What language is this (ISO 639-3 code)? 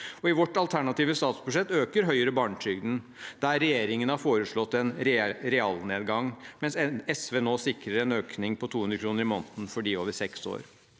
nor